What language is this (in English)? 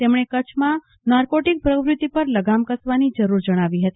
Gujarati